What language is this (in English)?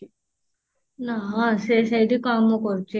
Odia